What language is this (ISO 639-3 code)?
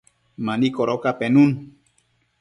mcf